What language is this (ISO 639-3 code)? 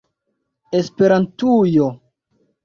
epo